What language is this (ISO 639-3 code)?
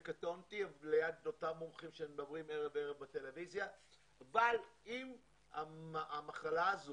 heb